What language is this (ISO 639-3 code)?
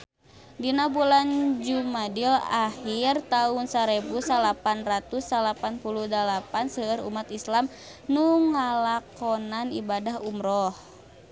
sun